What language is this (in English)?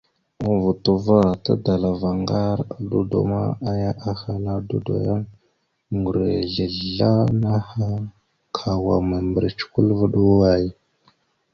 Mada (Cameroon)